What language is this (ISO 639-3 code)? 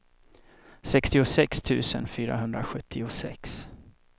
swe